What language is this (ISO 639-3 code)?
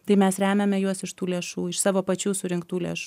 lit